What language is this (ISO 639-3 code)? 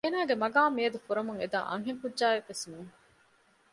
div